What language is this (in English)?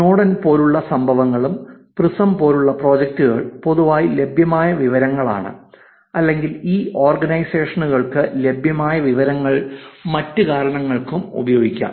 Malayalam